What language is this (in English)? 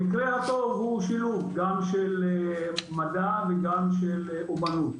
Hebrew